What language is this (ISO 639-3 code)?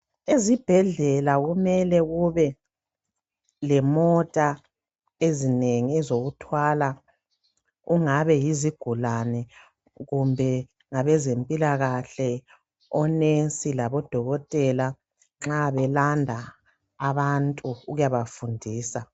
nde